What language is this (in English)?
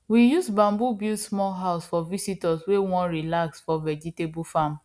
Nigerian Pidgin